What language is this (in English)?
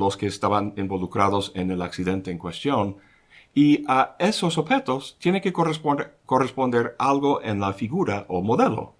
Spanish